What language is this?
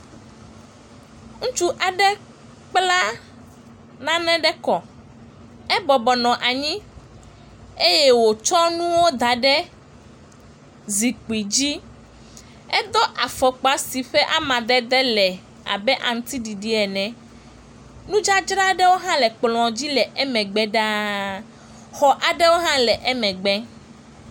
Ewe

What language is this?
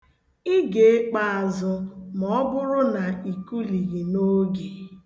Igbo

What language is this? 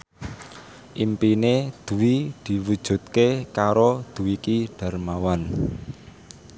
Javanese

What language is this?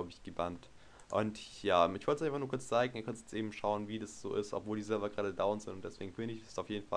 German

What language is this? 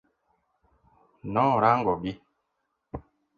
Luo (Kenya and Tanzania)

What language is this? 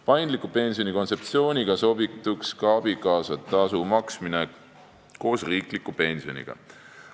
Estonian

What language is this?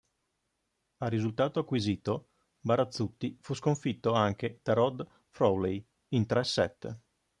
Italian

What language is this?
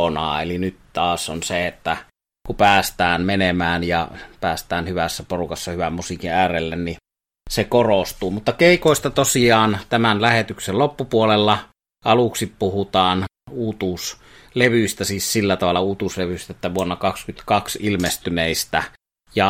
Finnish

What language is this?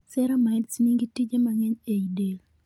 Luo (Kenya and Tanzania)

